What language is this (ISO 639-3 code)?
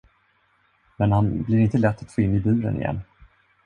swe